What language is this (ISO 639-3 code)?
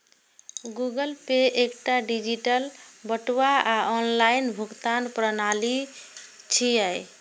mai